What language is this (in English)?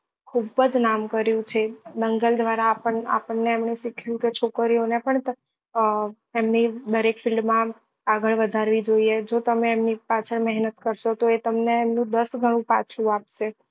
Gujarati